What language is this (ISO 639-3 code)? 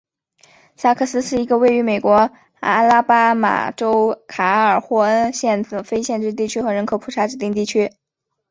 zho